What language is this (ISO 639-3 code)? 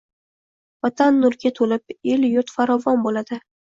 uzb